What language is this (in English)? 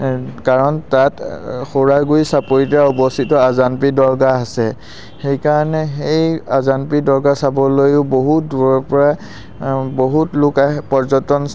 Assamese